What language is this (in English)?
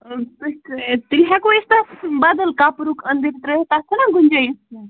Kashmiri